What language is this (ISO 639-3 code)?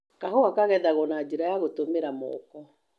kik